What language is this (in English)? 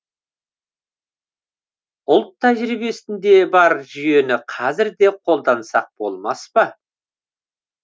Kazakh